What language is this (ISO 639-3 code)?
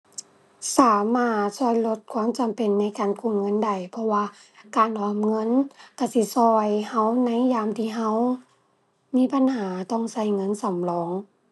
tha